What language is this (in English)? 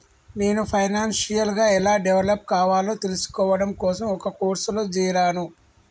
Telugu